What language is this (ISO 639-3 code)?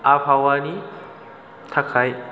brx